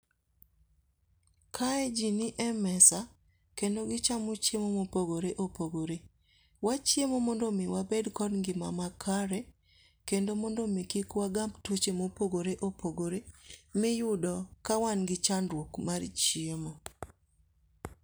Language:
Luo (Kenya and Tanzania)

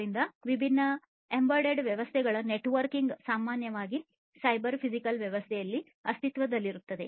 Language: Kannada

